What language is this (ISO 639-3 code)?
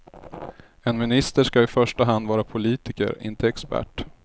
swe